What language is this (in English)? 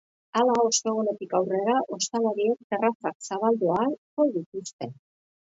Basque